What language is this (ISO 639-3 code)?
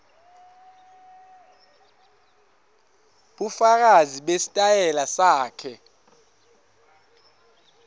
ssw